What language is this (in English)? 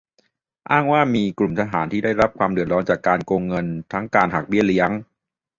Thai